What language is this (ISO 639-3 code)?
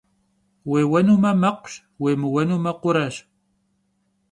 kbd